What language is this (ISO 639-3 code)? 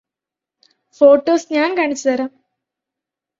mal